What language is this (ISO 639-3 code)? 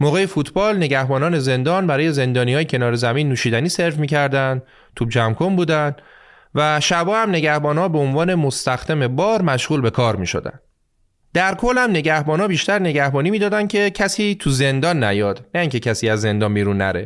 fas